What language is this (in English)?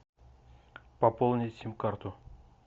Russian